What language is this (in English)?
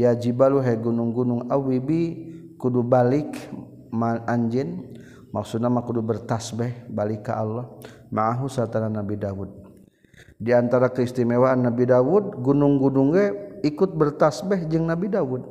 Malay